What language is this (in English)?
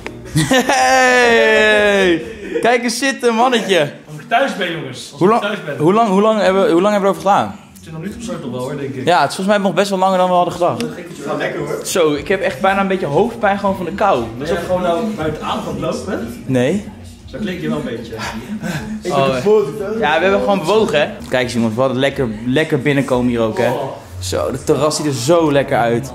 Dutch